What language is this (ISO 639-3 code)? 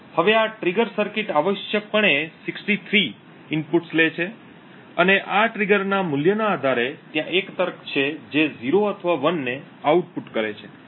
guj